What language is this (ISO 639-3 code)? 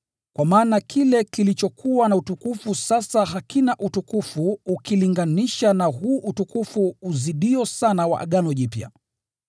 swa